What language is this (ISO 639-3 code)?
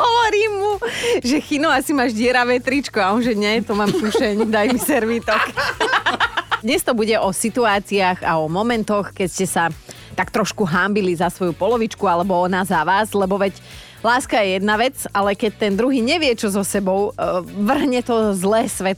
slk